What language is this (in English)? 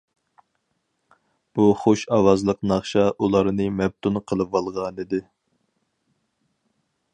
Uyghur